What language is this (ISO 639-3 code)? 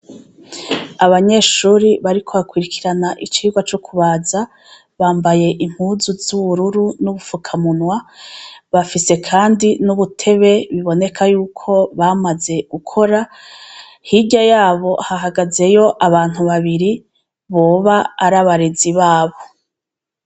run